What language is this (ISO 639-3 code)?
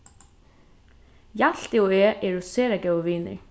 fao